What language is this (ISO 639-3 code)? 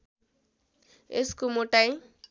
nep